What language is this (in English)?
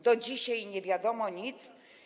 Polish